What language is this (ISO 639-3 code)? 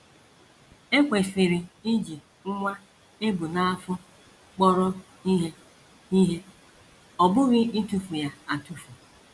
ibo